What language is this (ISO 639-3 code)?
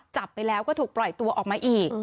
tha